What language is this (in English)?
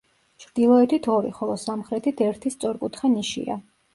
Georgian